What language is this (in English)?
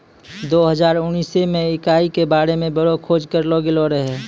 Maithili